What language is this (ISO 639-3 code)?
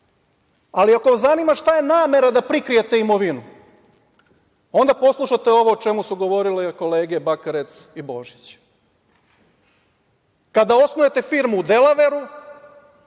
srp